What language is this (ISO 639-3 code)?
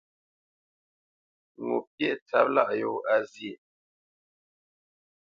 bce